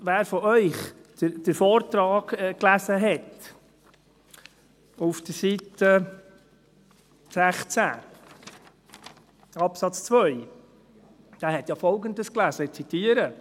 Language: Swiss German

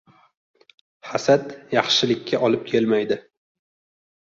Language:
Uzbek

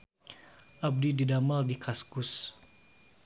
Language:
Sundanese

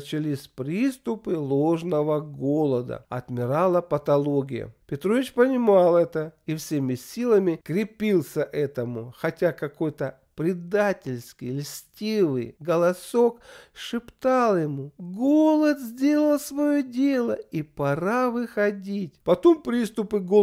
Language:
Russian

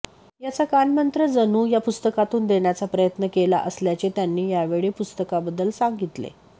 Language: Marathi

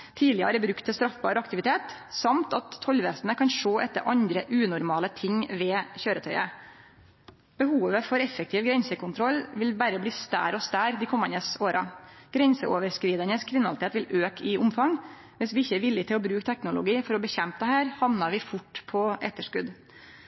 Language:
Norwegian Nynorsk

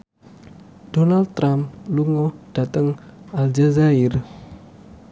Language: Javanese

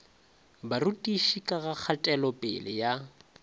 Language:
Northern Sotho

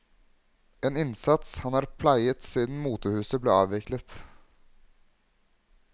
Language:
Norwegian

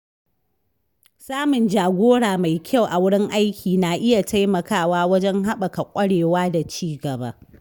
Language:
Hausa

